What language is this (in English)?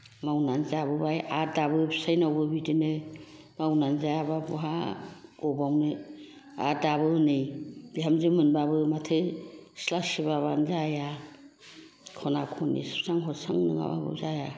Bodo